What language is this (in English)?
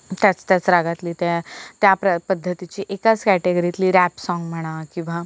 Marathi